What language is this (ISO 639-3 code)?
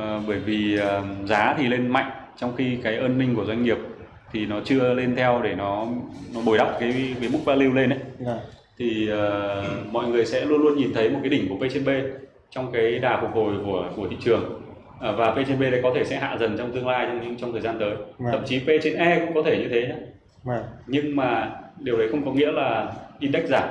vie